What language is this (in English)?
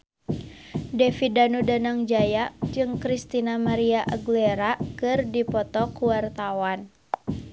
Sundanese